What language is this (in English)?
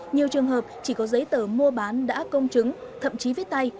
Vietnamese